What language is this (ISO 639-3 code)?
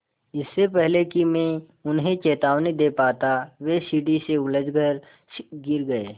hin